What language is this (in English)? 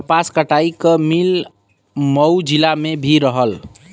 Bhojpuri